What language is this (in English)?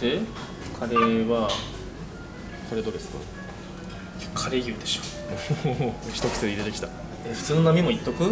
Japanese